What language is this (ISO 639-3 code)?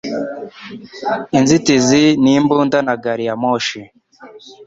kin